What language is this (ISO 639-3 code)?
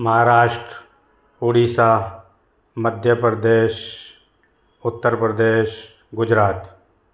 snd